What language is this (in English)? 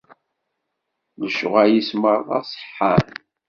Kabyle